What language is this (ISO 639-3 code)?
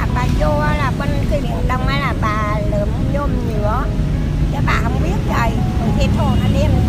vie